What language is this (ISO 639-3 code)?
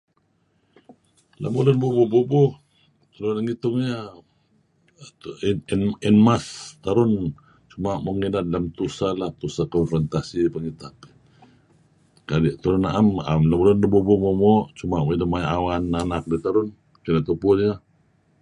kzi